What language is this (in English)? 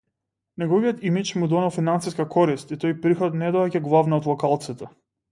Macedonian